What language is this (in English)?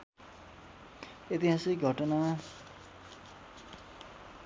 Nepali